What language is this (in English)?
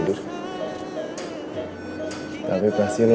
Indonesian